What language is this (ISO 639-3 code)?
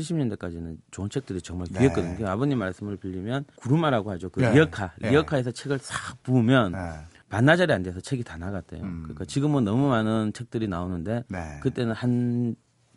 kor